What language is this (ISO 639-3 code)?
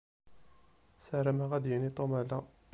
kab